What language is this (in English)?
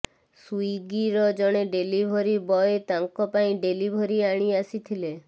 Odia